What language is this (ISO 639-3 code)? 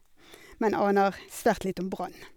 nor